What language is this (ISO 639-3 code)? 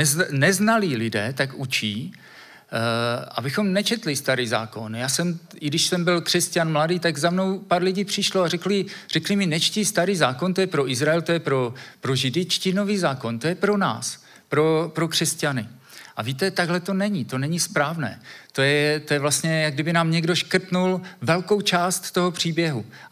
ces